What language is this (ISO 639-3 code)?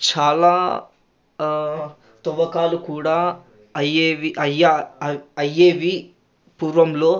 tel